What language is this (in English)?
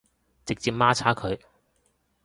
Cantonese